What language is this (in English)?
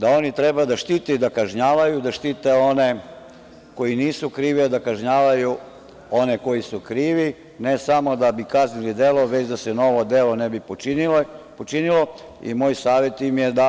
Serbian